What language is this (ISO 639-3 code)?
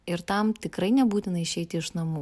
lit